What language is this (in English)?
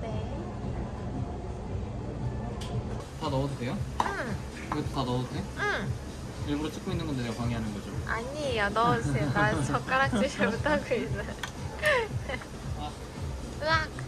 Korean